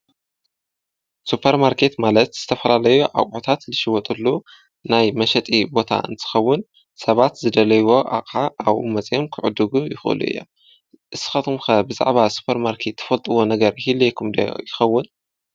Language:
Tigrinya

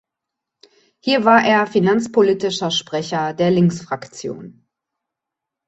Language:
German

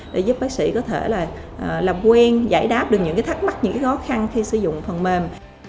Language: Vietnamese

